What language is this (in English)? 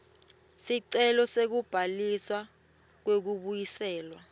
Swati